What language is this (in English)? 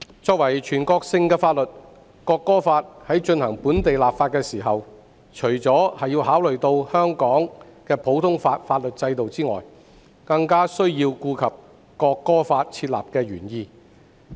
Cantonese